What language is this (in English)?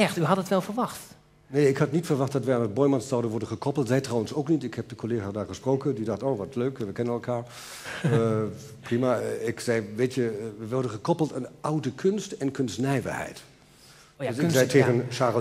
Dutch